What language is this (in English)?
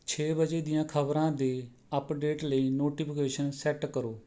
Punjabi